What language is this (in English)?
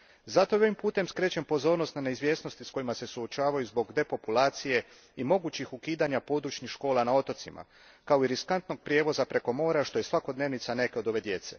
Croatian